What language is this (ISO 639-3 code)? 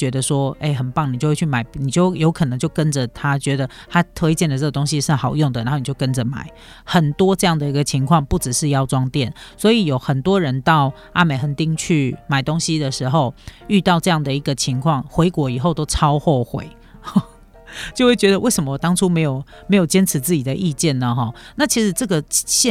zho